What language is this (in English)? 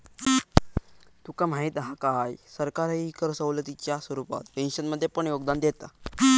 Marathi